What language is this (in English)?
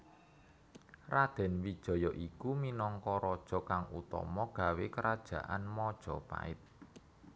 Javanese